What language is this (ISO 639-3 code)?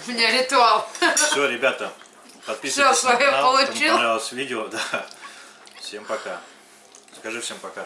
rus